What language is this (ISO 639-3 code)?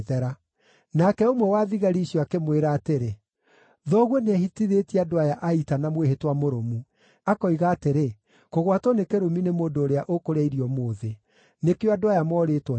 kik